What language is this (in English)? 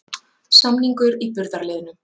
Icelandic